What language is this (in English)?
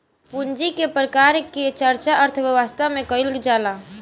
Bhojpuri